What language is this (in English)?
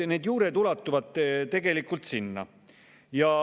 Estonian